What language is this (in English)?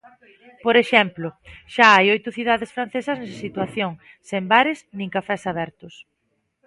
Galician